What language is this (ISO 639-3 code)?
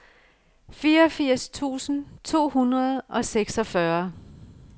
dan